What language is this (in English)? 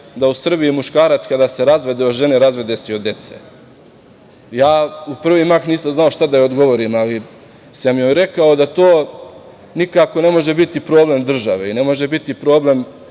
Serbian